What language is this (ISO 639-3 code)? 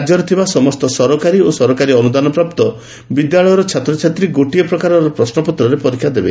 ori